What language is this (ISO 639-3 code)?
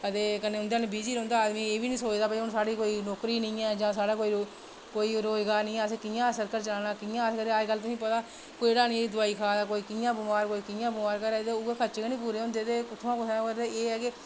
doi